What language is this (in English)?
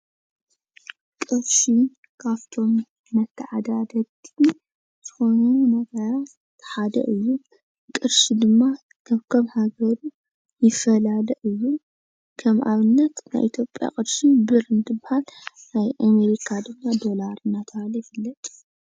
Tigrinya